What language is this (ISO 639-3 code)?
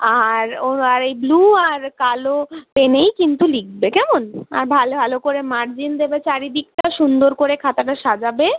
ben